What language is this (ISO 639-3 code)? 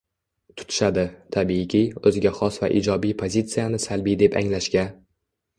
uzb